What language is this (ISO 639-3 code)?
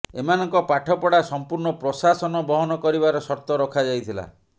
ori